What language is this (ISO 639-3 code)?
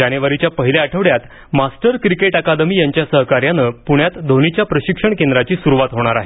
mar